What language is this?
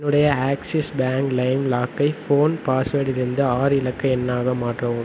Tamil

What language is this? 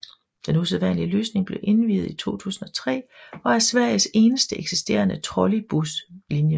Danish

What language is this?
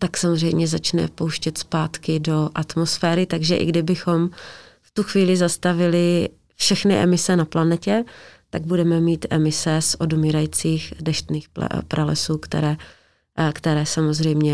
Czech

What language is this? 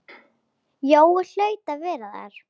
Icelandic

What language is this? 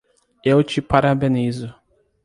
Portuguese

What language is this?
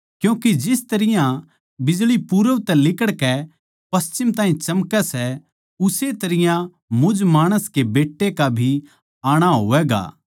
Haryanvi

